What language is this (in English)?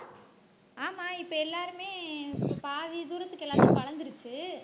Tamil